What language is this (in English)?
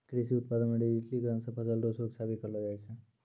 Maithili